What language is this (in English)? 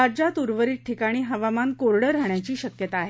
Marathi